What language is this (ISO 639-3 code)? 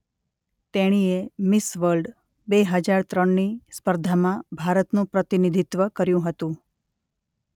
guj